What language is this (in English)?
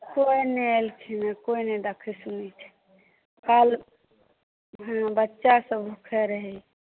Maithili